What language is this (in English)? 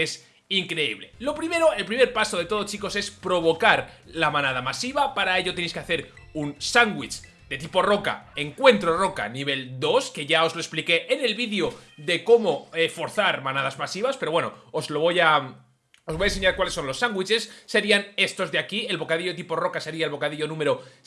Spanish